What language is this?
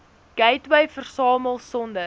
Afrikaans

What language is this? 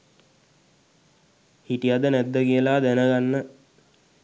Sinhala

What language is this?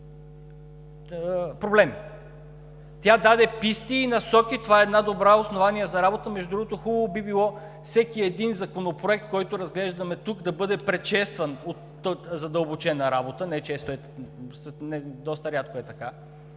Bulgarian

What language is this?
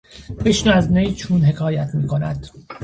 Persian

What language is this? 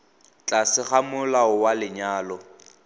Tswana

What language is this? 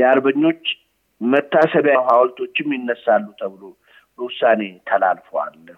Amharic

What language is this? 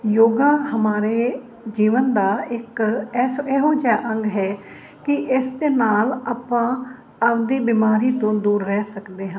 Punjabi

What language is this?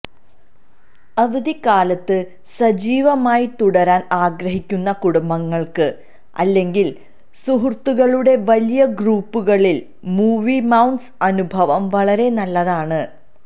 Malayalam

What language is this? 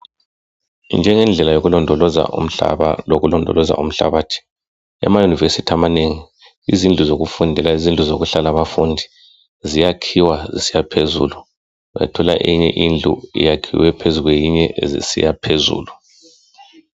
North Ndebele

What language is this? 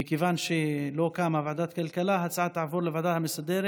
Hebrew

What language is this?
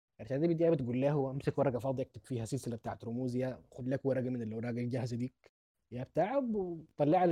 Arabic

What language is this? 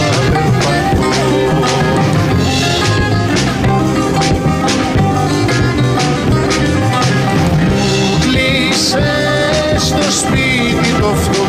Romanian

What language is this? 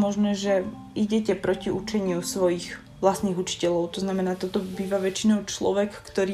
Slovak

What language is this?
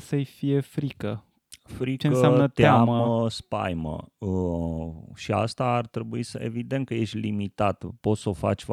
Romanian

